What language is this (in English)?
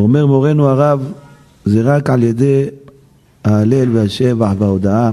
Hebrew